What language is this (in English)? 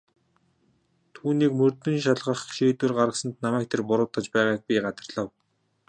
Mongolian